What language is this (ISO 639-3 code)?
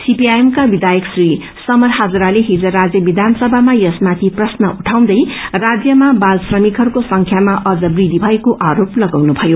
nep